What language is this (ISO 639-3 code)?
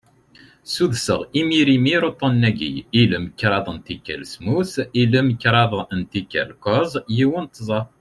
kab